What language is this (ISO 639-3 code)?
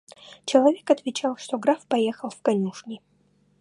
rus